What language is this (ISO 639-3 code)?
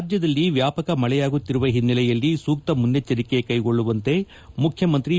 kan